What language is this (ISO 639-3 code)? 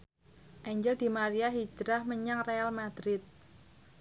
jav